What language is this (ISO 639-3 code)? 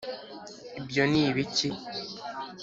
kin